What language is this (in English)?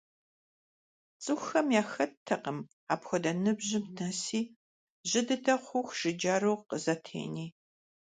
Kabardian